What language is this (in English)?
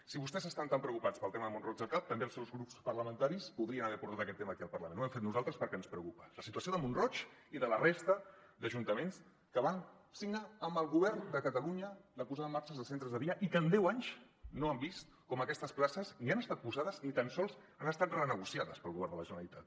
Catalan